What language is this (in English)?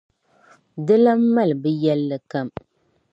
Dagbani